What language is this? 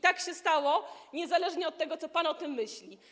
Polish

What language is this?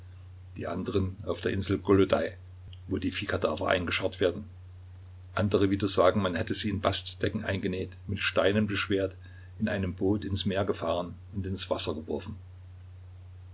German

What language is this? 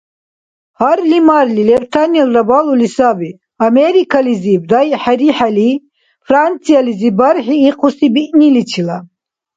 Dargwa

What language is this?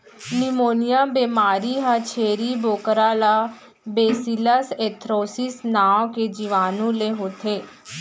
Chhattisgarhi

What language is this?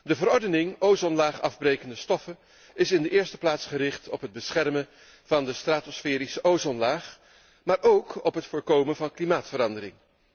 Dutch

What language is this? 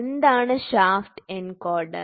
Malayalam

